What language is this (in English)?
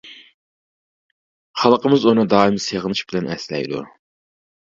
Uyghur